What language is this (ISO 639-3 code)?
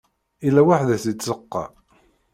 kab